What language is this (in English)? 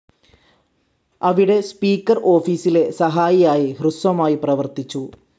Malayalam